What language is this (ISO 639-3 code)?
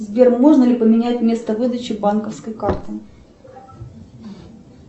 rus